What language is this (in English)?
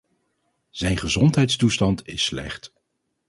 Dutch